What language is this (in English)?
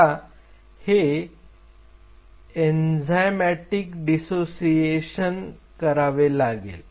Marathi